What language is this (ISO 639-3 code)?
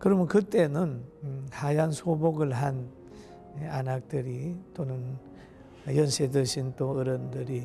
kor